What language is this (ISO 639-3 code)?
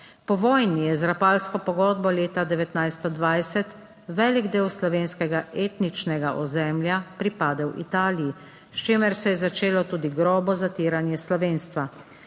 slv